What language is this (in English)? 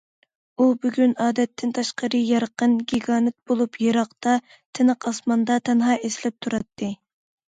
Uyghur